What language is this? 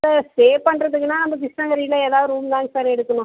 Tamil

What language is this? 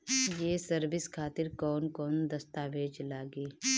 Bhojpuri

